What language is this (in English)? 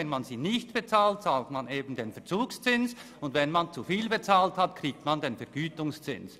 Swiss German